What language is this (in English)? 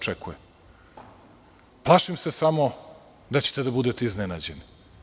Serbian